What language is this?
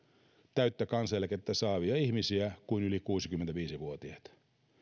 Finnish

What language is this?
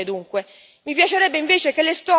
Italian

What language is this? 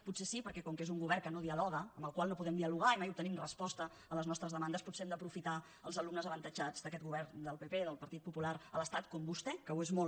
Catalan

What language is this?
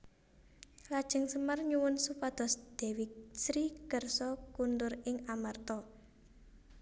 Javanese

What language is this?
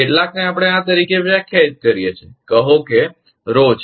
Gujarati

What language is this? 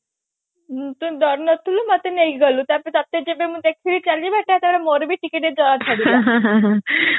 Odia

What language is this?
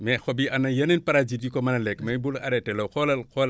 Wolof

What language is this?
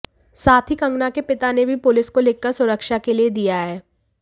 Hindi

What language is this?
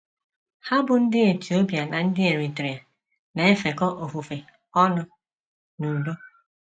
Igbo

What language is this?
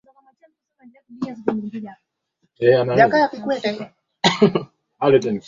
Swahili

